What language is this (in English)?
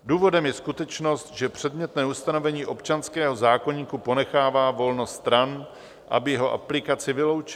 Czech